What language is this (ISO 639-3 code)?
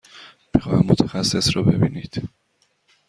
fas